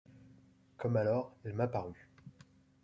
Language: French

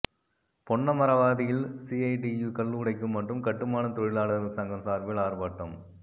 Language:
Tamil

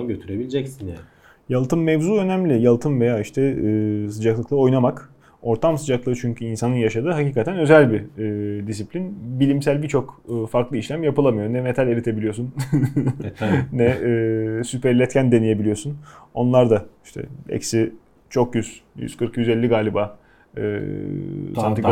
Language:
Turkish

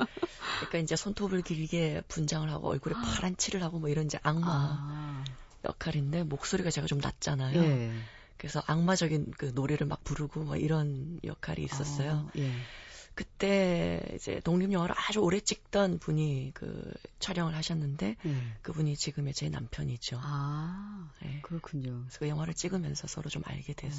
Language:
Korean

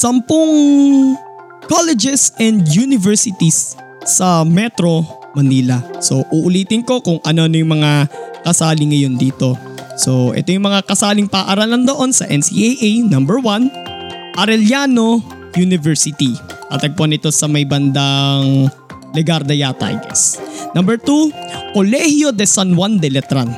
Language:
Filipino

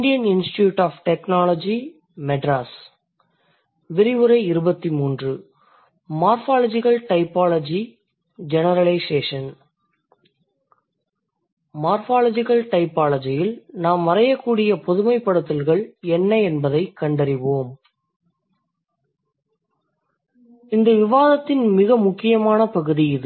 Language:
Tamil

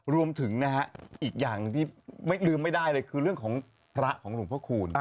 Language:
Thai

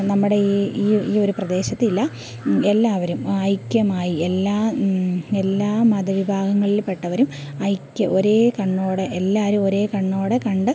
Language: Malayalam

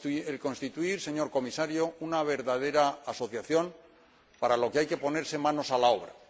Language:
Spanish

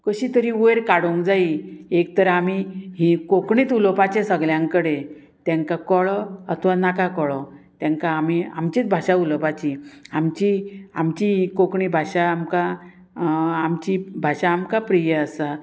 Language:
Konkani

